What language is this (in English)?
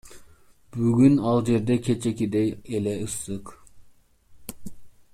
Kyrgyz